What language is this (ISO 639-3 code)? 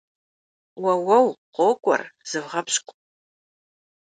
kbd